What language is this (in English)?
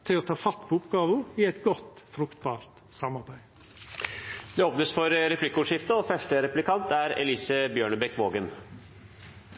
Norwegian